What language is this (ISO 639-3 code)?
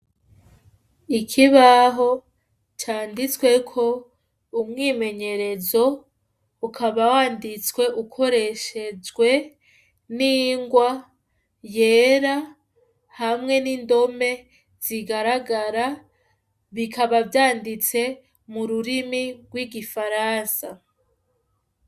run